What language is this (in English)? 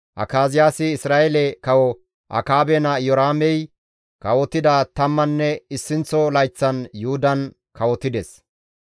Gamo